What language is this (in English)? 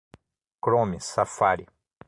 Portuguese